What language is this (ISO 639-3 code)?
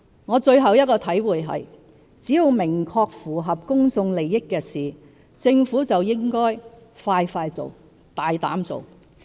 yue